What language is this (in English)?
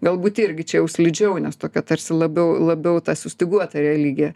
Lithuanian